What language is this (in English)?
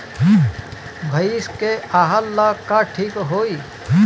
Bhojpuri